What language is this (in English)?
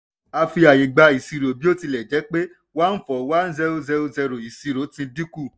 Yoruba